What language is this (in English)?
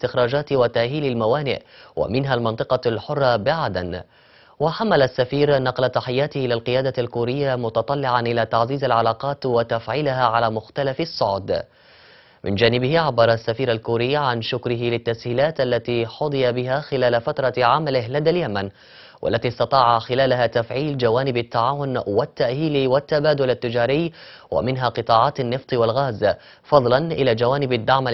Arabic